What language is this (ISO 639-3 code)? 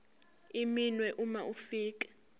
zul